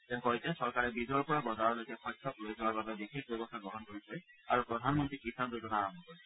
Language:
Assamese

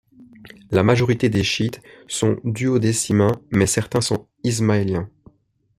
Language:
French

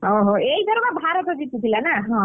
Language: Odia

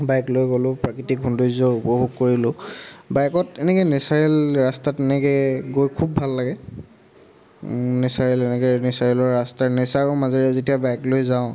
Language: Assamese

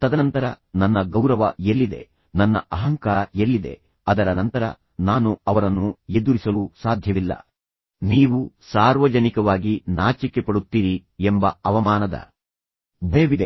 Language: Kannada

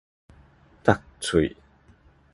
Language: Min Nan Chinese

